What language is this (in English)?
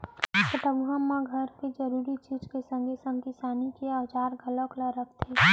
Chhattisgarhi